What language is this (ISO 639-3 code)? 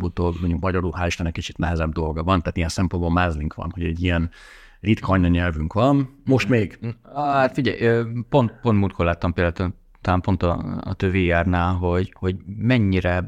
hun